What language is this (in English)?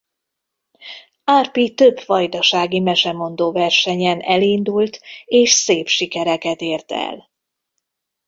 Hungarian